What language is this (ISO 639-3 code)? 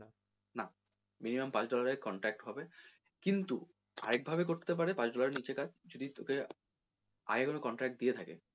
ben